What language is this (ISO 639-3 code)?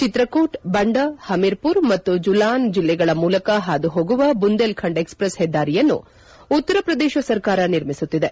kan